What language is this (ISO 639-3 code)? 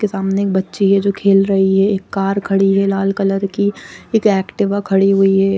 hin